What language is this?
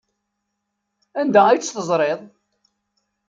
Kabyle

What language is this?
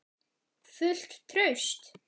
Icelandic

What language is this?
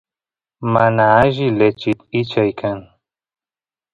Santiago del Estero Quichua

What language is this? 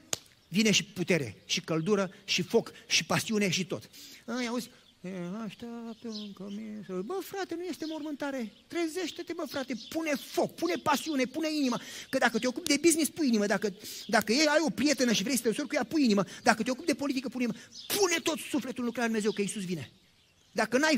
Romanian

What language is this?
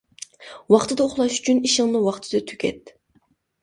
Uyghur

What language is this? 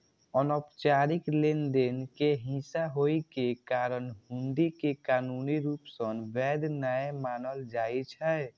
Maithili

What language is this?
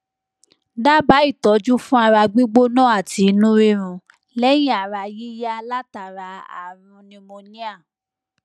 Yoruba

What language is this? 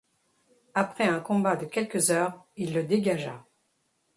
French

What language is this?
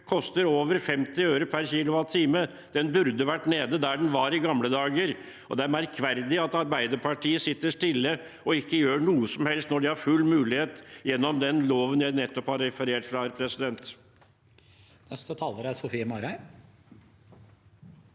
Norwegian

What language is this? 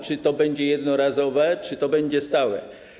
Polish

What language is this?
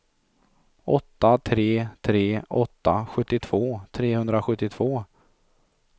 Swedish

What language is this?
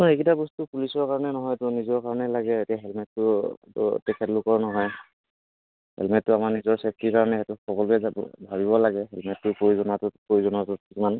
Assamese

